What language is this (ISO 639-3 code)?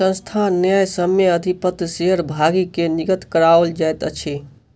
mai